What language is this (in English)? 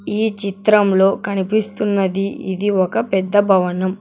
Telugu